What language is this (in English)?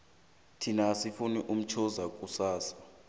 South Ndebele